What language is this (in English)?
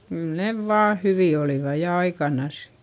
Finnish